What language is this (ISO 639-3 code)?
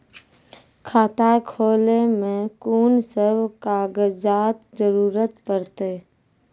mai